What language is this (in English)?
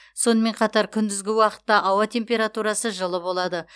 Kazakh